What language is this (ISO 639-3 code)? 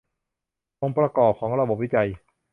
tha